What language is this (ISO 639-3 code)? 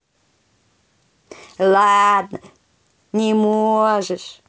rus